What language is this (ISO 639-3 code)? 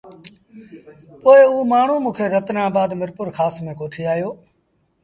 sbn